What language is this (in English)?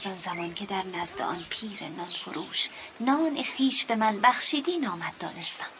Persian